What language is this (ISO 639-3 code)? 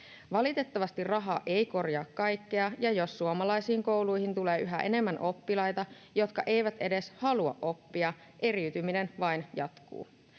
fin